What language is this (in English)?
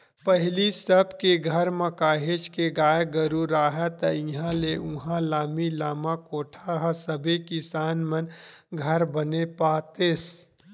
Chhattisgarhi